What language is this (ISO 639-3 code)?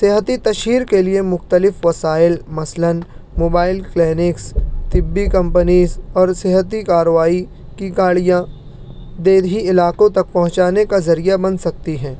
urd